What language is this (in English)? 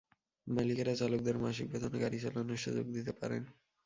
Bangla